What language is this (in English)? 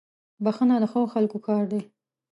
Pashto